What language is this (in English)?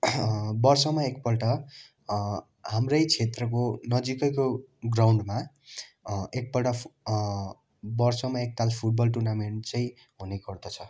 Nepali